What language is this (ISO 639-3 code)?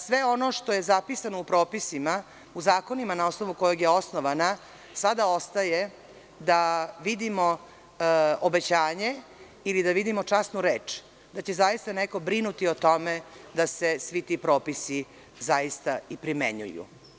srp